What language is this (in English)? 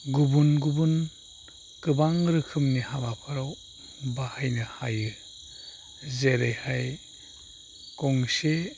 Bodo